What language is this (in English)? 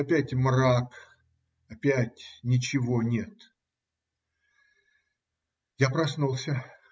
Russian